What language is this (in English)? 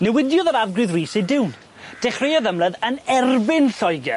Welsh